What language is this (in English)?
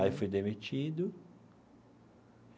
Portuguese